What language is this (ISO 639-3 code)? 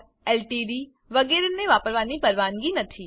guj